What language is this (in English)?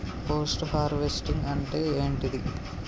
Telugu